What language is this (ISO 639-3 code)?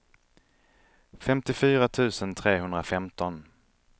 swe